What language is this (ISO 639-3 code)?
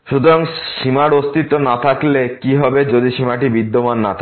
ben